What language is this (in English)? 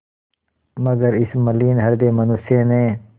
Hindi